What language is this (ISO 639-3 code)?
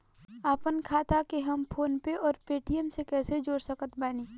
bho